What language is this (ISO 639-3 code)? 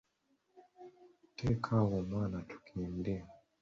lug